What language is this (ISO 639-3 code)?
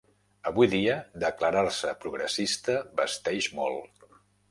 cat